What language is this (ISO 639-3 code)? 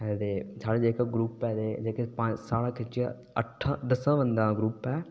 doi